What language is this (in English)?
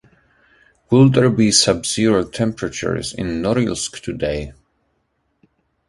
English